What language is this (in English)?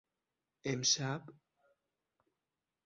Persian